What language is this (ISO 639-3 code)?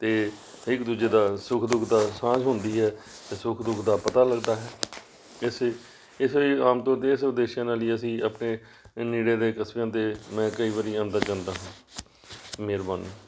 pan